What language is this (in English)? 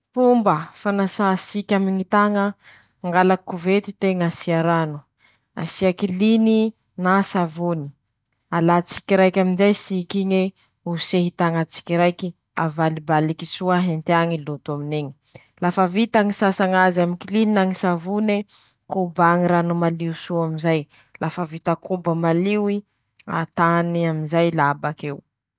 Masikoro Malagasy